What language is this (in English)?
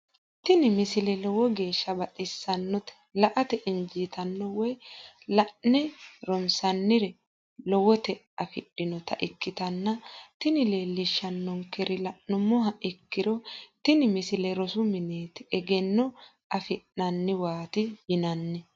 Sidamo